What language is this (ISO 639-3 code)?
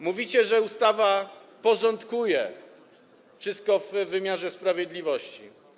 pol